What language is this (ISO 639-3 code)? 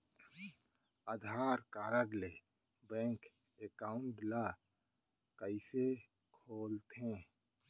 hne